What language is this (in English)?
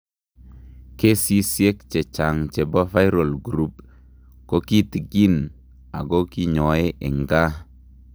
Kalenjin